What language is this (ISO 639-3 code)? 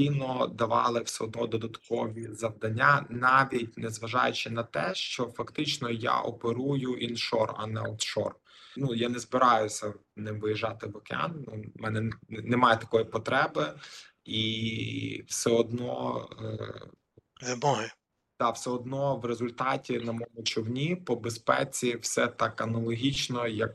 ukr